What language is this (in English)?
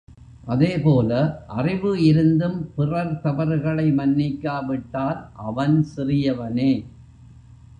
Tamil